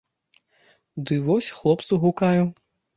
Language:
Belarusian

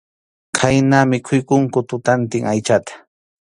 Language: Arequipa-La Unión Quechua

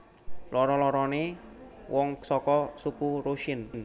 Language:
Javanese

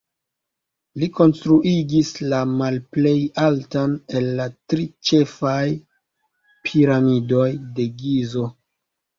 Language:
Esperanto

